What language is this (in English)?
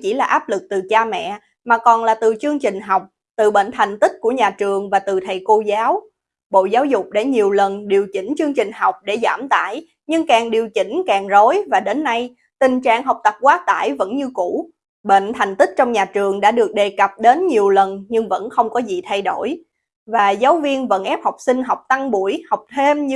Vietnamese